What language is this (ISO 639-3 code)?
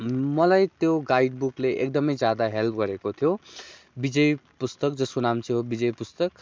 nep